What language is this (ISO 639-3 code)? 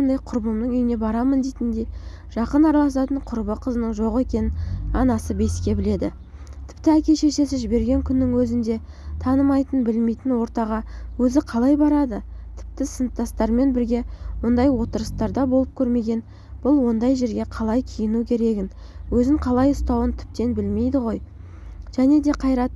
tur